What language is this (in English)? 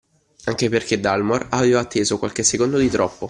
Italian